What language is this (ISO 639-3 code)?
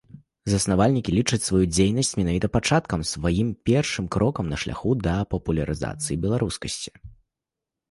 bel